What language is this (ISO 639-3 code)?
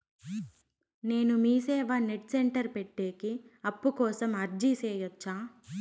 tel